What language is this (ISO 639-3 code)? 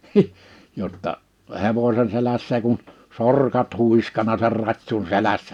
fin